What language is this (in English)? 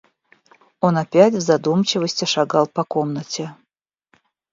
Russian